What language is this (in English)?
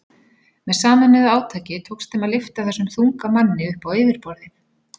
Icelandic